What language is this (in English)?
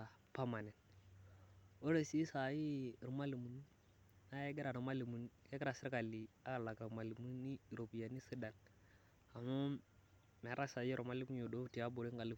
Masai